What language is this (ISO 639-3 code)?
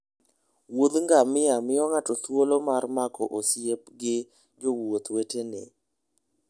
luo